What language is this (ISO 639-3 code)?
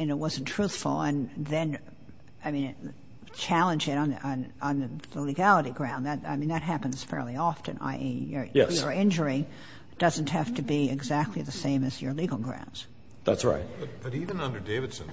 eng